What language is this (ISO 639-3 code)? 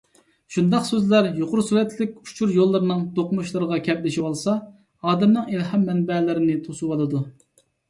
uig